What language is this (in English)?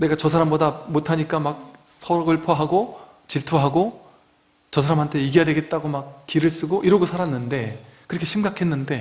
Korean